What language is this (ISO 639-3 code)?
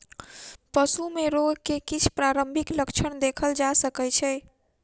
mai